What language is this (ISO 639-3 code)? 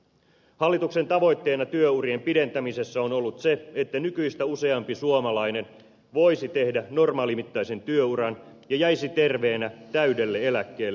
fin